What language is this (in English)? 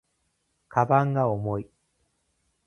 Japanese